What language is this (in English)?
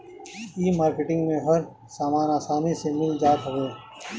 Bhojpuri